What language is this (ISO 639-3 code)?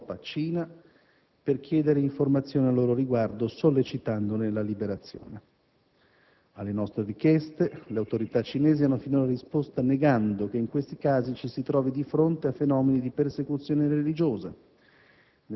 ita